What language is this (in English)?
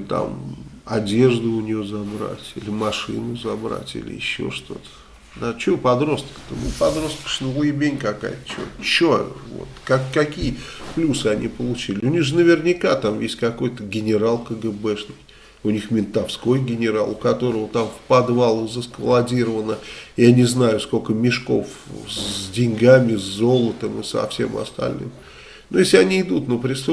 Russian